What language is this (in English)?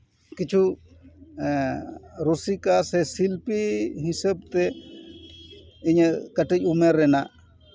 Santali